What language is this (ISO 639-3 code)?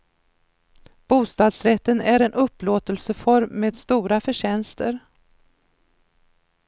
swe